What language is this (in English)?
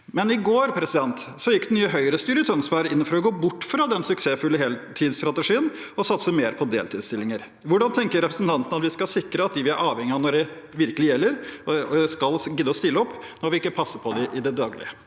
Norwegian